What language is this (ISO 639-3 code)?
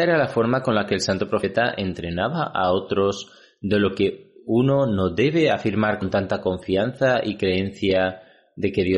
spa